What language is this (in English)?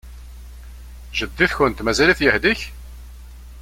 Kabyle